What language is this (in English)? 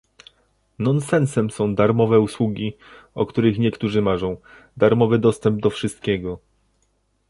Polish